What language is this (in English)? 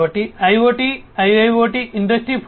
Telugu